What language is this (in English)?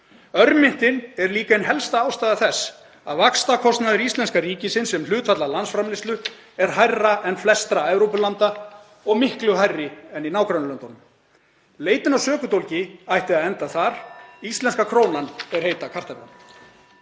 Icelandic